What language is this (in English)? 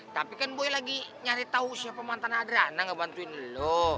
Indonesian